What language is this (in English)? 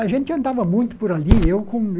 Portuguese